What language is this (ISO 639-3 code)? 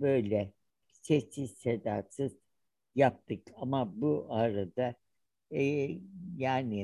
tur